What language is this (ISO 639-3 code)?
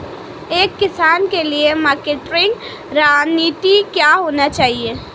hin